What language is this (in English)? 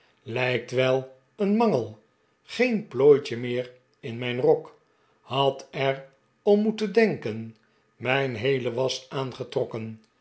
Dutch